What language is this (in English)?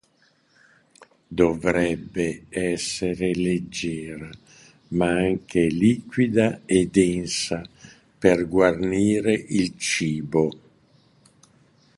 Italian